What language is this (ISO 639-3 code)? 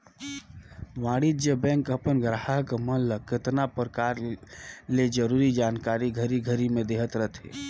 hne